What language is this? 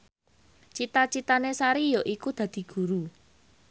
Javanese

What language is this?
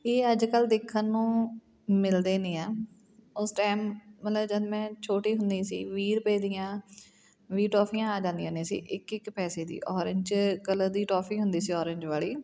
Punjabi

